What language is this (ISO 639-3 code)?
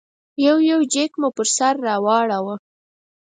pus